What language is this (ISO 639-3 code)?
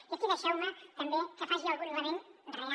cat